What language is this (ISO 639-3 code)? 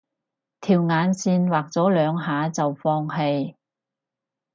yue